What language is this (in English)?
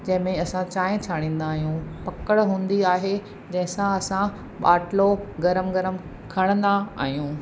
Sindhi